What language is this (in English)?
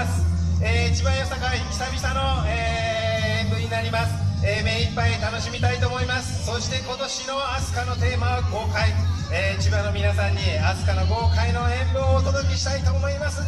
Japanese